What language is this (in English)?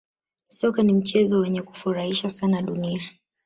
Swahili